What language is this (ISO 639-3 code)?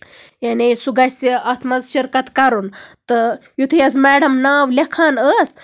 kas